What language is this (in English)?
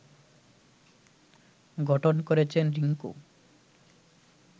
Bangla